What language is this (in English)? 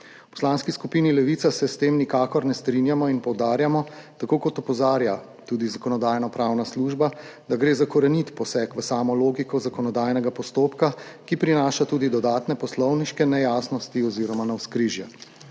Slovenian